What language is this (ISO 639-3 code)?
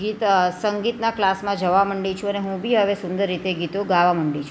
guj